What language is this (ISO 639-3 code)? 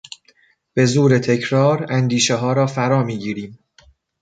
fas